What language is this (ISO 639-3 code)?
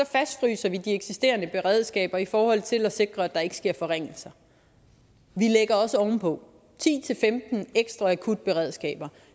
dan